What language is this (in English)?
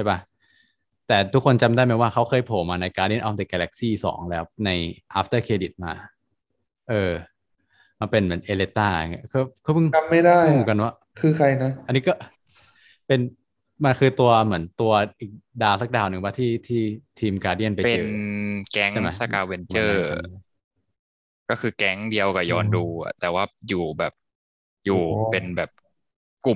Thai